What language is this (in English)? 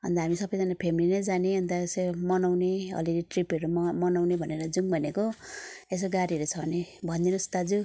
Nepali